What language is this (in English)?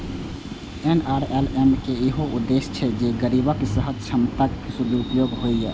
Maithili